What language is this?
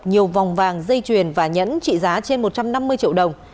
Vietnamese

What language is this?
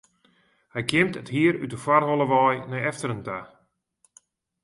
Western Frisian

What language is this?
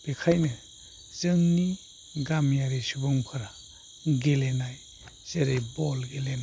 Bodo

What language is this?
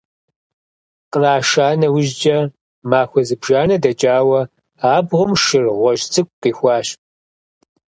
Kabardian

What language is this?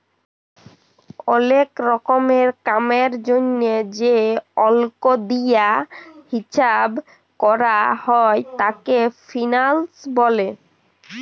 Bangla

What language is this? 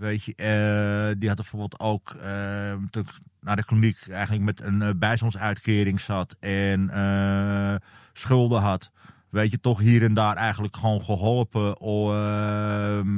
Dutch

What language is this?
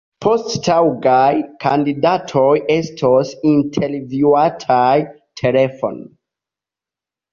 Esperanto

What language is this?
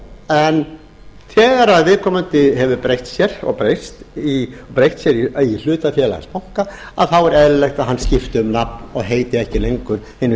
Icelandic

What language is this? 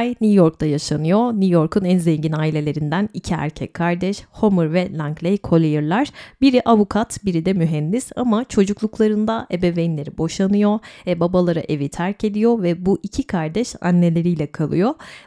Turkish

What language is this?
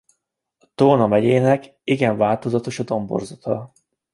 Hungarian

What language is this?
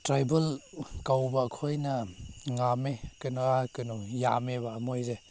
Manipuri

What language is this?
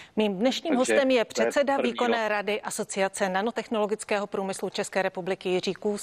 Czech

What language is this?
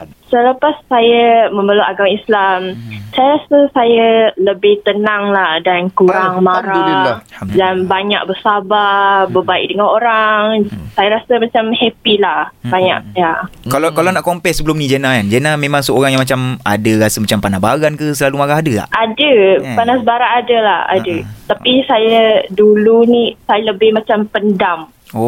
Malay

